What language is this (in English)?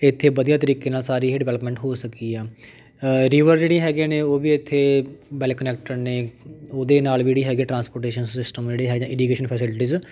Punjabi